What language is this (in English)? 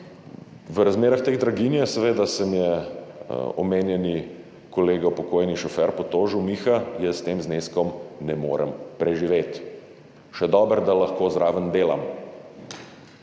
Slovenian